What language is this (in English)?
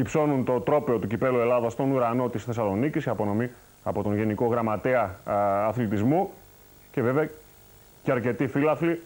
Greek